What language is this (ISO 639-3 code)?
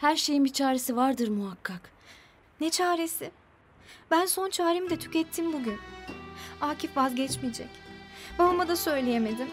tur